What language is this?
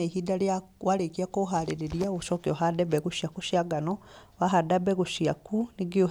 Kikuyu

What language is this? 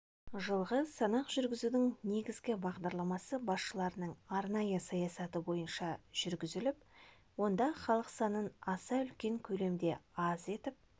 Kazakh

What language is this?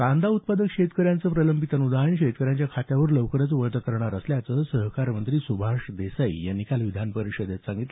Marathi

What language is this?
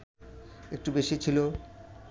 Bangla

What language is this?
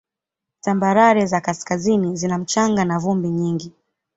Swahili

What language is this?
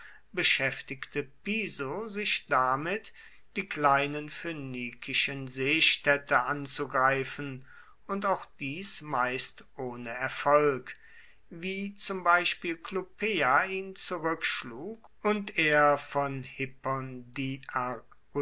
German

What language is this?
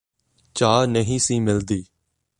Punjabi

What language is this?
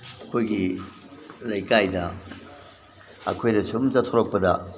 Manipuri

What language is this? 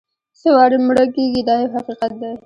Pashto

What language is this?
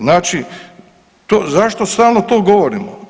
Croatian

